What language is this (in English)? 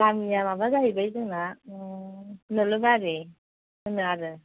Bodo